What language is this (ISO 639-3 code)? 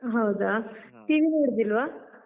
kan